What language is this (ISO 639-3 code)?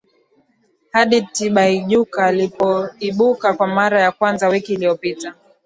swa